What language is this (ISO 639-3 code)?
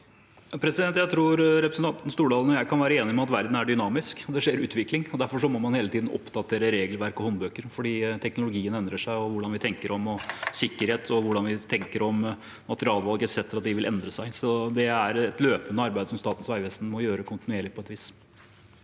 nor